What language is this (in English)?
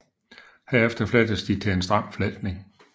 Danish